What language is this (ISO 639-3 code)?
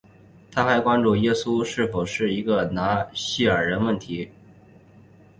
zho